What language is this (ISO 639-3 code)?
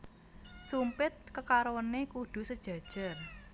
jav